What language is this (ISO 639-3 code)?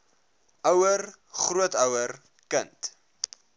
afr